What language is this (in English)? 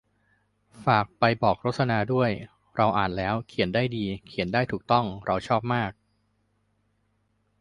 Thai